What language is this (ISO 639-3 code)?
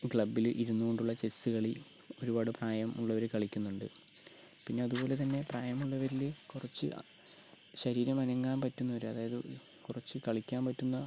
mal